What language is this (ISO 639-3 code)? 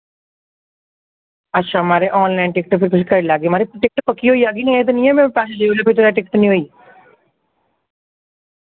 doi